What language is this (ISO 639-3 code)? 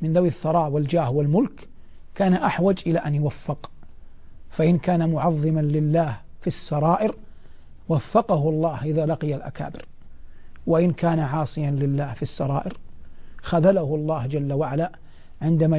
ara